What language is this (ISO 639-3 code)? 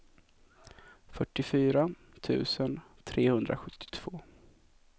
swe